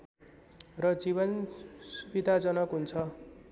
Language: Nepali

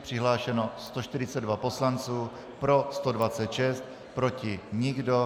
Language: Czech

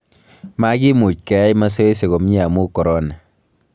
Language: Kalenjin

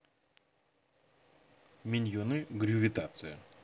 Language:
Russian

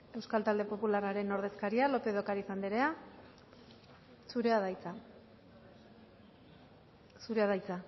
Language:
Basque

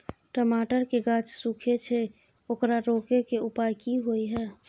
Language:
Maithili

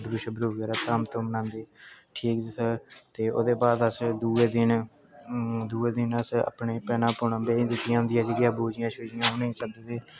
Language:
Dogri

